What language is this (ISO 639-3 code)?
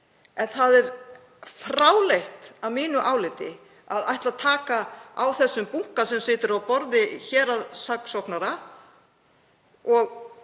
isl